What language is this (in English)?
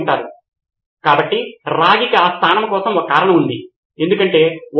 Telugu